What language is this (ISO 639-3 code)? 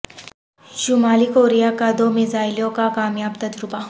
urd